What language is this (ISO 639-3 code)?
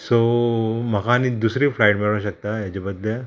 kok